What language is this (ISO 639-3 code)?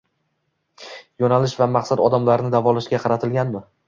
uzb